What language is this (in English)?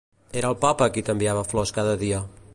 Catalan